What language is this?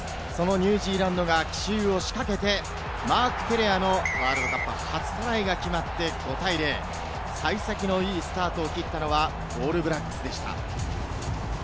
Japanese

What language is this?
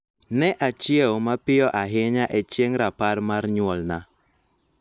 Luo (Kenya and Tanzania)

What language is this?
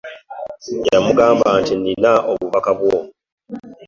Ganda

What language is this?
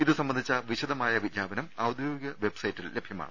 Malayalam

